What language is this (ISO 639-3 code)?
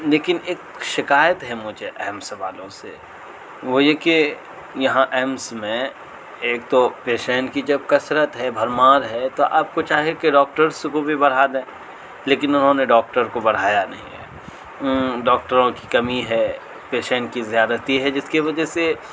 urd